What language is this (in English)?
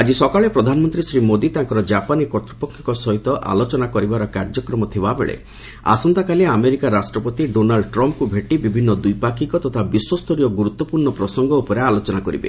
Odia